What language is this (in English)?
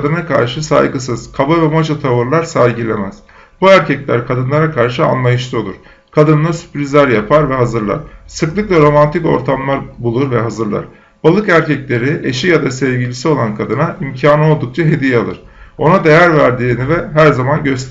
Turkish